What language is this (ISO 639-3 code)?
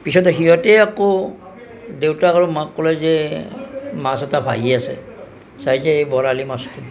asm